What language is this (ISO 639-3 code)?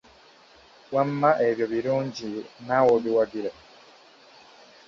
lug